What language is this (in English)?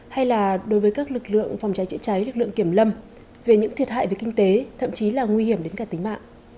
Vietnamese